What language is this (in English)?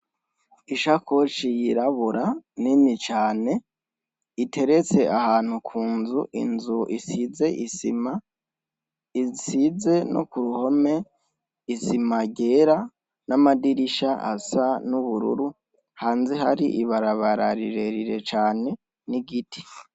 Rundi